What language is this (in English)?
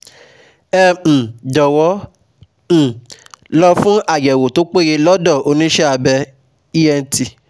Yoruba